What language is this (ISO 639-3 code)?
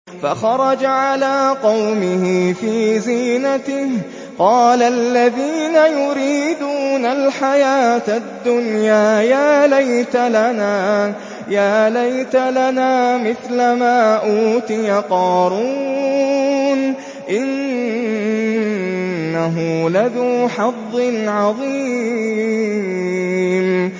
ara